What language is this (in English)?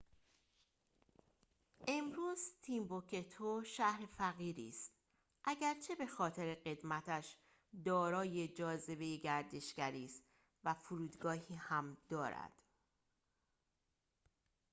Persian